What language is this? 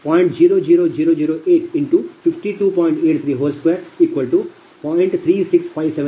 Kannada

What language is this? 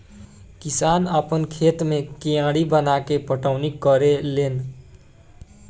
Bhojpuri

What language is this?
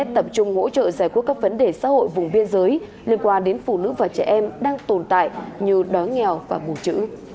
Vietnamese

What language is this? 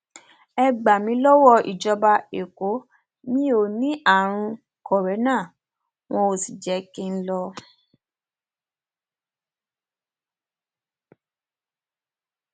Yoruba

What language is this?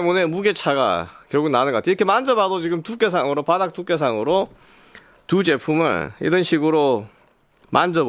Korean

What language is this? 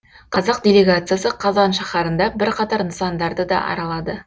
Kazakh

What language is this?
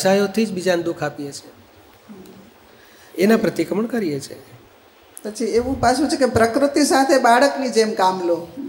Gujarati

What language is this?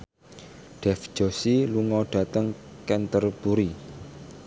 Javanese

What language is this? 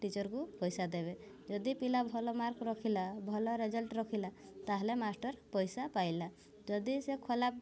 Odia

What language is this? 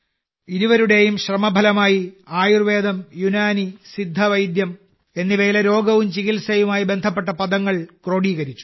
Malayalam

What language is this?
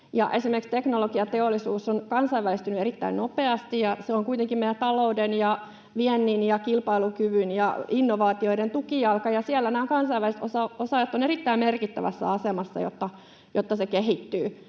Finnish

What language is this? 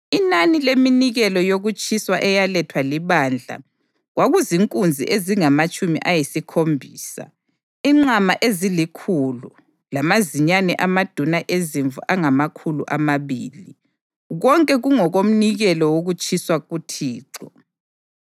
North Ndebele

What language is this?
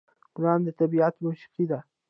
Pashto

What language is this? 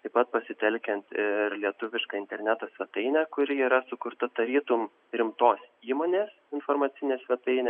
Lithuanian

